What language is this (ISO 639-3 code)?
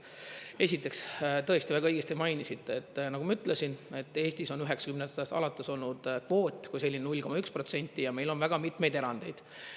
est